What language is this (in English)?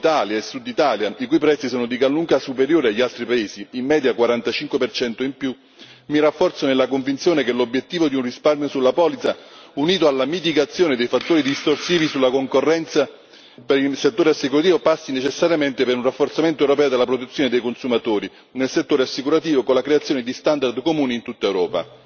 Italian